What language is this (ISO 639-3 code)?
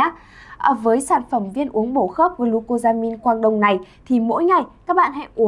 vie